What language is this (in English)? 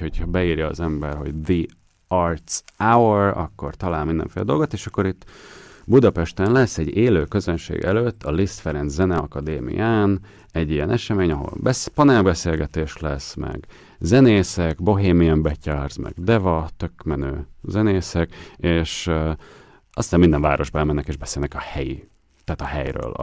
Hungarian